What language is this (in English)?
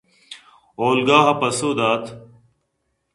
Eastern Balochi